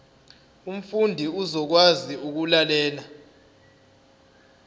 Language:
Zulu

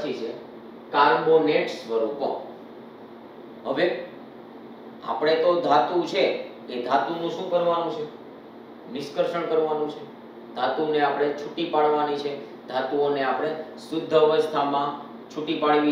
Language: Hindi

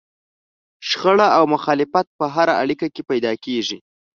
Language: Pashto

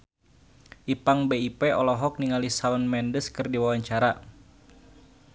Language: Sundanese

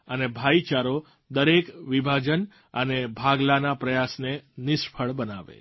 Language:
Gujarati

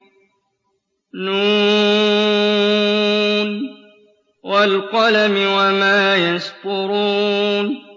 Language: Arabic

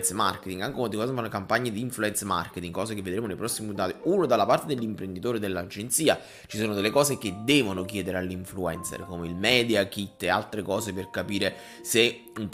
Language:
Italian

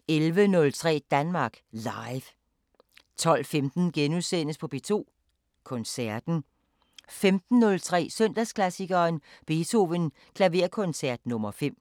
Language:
Danish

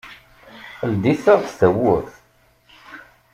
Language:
Kabyle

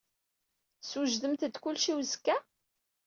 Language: Kabyle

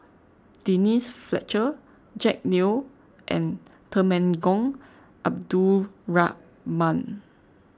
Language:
English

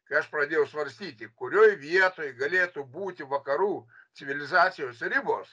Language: Lithuanian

